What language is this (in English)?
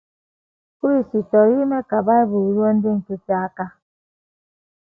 Igbo